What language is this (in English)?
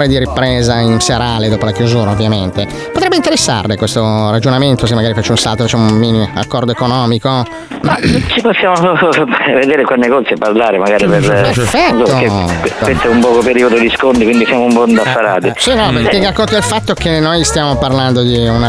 Italian